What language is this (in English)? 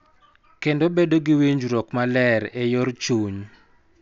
Luo (Kenya and Tanzania)